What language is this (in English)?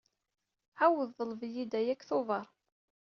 Kabyle